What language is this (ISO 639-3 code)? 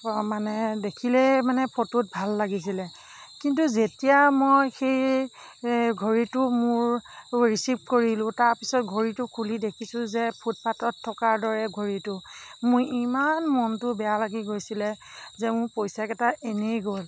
asm